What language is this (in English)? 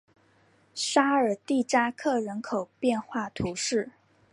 Chinese